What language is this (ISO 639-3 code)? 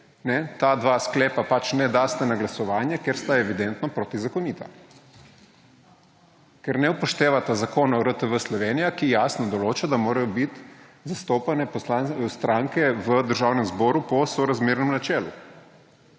slv